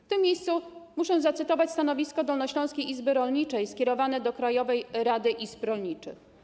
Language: Polish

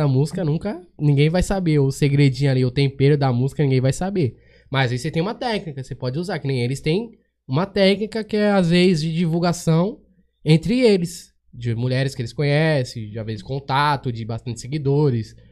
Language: Portuguese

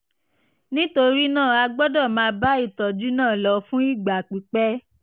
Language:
Yoruba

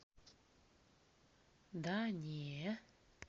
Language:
Russian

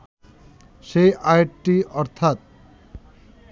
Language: Bangla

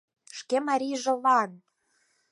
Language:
Mari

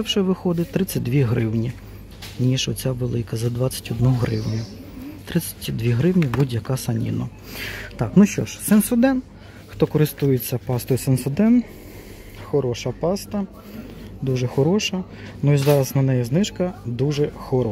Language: Ukrainian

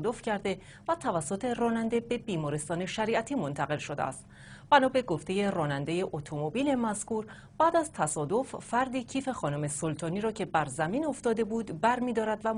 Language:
Persian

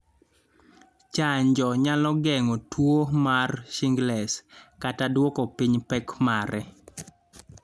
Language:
Luo (Kenya and Tanzania)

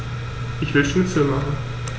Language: German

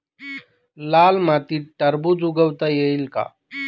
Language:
Marathi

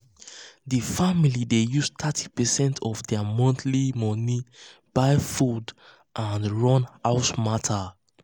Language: Nigerian Pidgin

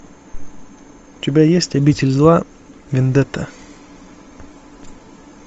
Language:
Russian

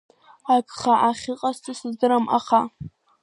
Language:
Abkhazian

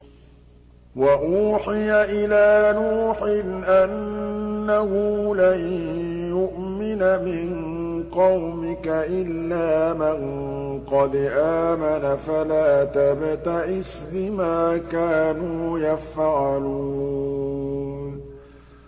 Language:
Arabic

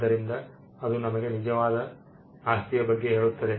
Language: Kannada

